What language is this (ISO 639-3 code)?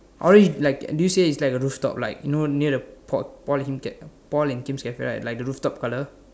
eng